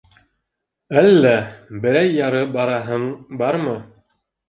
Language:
Bashkir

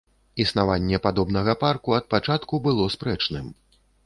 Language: Belarusian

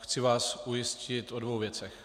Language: Czech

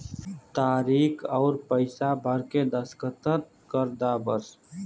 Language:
Bhojpuri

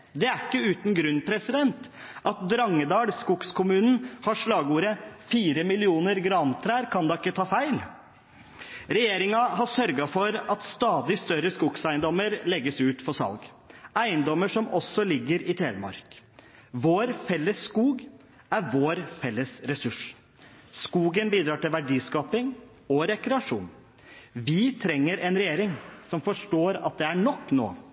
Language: Norwegian Bokmål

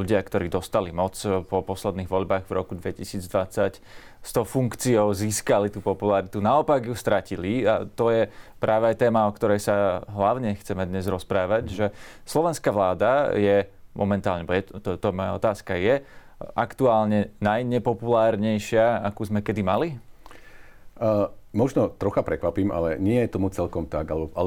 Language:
Slovak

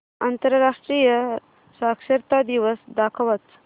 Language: Marathi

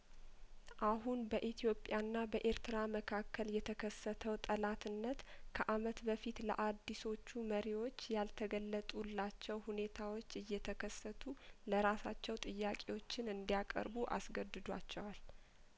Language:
Amharic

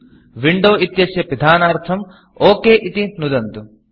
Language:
Sanskrit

